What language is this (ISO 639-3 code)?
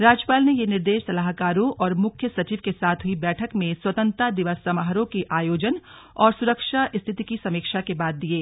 hin